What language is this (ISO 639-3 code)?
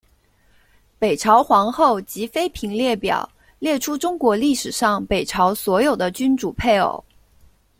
zho